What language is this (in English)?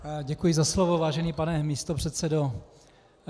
Czech